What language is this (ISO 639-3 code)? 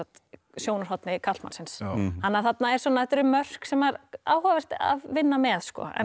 isl